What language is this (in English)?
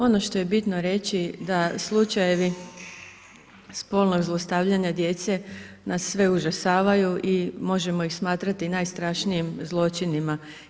Croatian